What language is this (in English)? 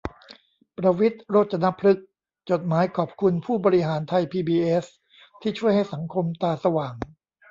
Thai